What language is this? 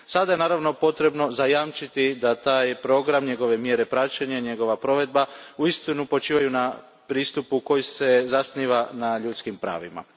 Croatian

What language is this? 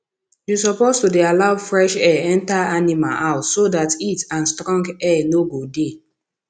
Nigerian Pidgin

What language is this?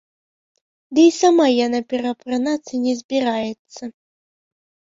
Belarusian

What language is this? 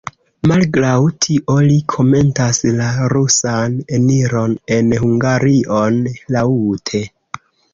Esperanto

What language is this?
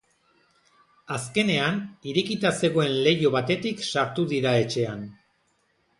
Basque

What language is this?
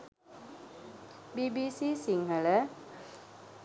Sinhala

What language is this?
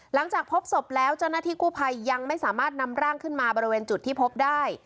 Thai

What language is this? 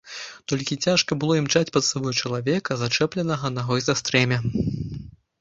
Belarusian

